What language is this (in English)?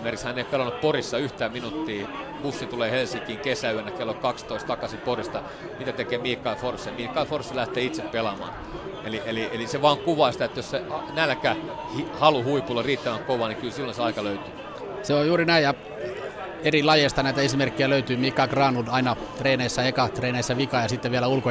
Finnish